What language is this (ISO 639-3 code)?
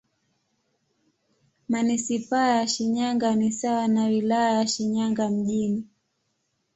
swa